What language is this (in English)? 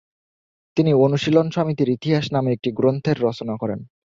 Bangla